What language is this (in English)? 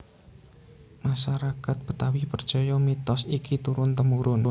Javanese